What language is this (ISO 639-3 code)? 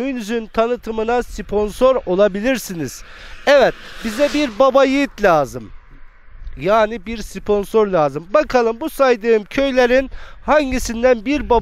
tur